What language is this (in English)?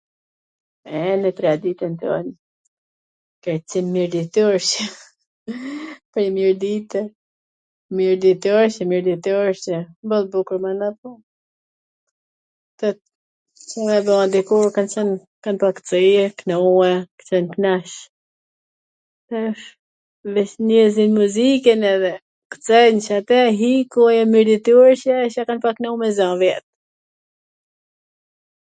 Gheg Albanian